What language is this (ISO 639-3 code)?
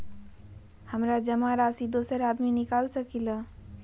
mag